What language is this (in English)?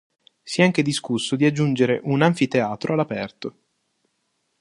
Italian